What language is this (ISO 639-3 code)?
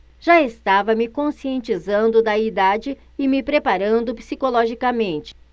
por